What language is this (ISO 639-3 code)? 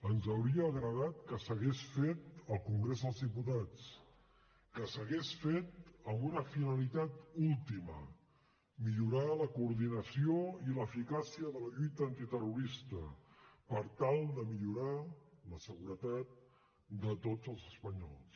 cat